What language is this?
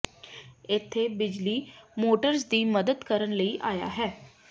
Punjabi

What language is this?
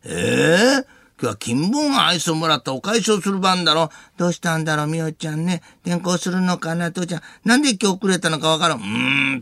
Japanese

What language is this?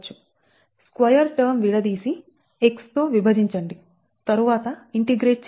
Telugu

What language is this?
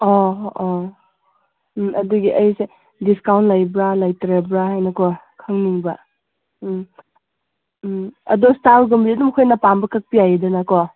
Manipuri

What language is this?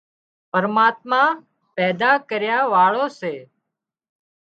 Wadiyara Koli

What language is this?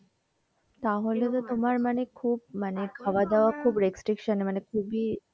Bangla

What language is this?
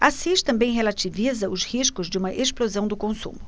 Portuguese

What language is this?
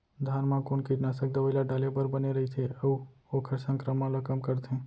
Chhattisgarhi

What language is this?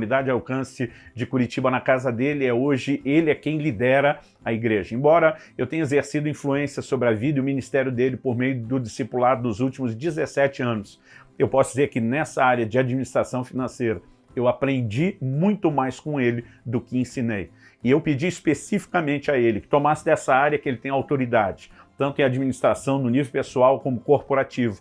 Portuguese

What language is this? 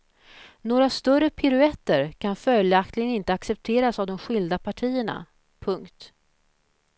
Swedish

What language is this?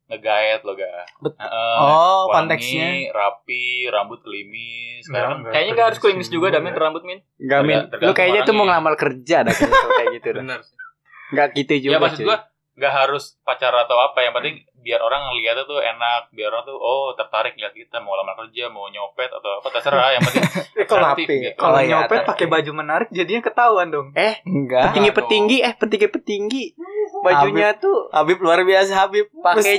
Indonesian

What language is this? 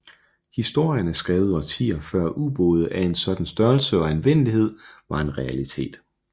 Danish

